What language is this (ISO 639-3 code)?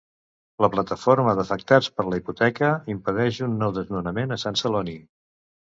cat